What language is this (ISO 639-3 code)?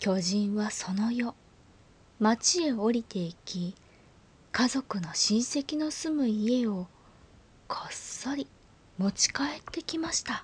jpn